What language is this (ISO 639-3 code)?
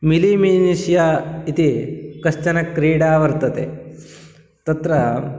san